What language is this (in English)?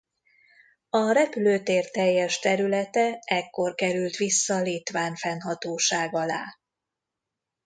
Hungarian